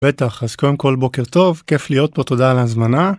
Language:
Hebrew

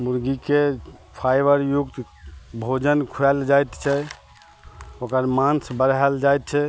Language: Maithili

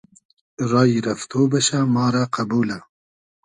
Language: Hazaragi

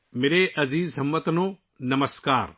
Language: Urdu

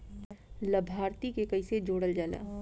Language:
Bhojpuri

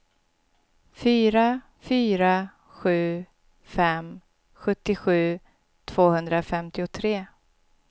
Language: Swedish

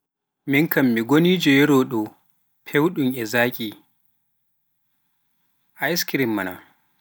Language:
Pular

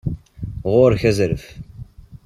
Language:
Kabyle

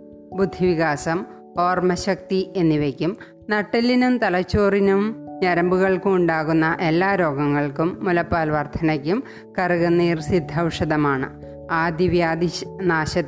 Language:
Malayalam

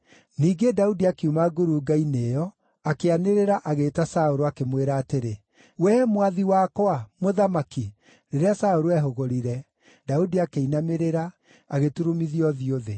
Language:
Kikuyu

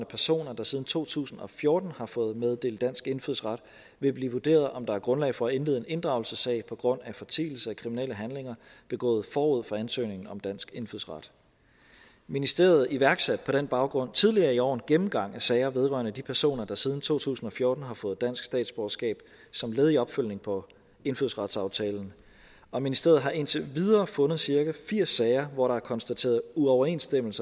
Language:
Danish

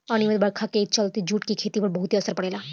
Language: Bhojpuri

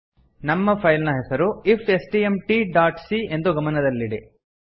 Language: Kannada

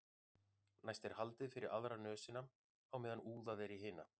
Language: Icelandic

